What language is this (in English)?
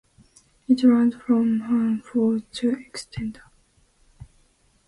English